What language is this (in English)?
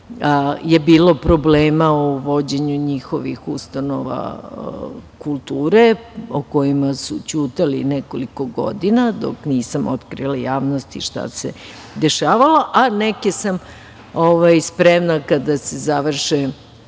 Serbian